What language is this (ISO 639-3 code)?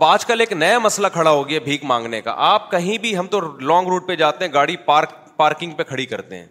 urd